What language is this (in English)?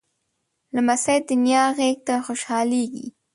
Pashto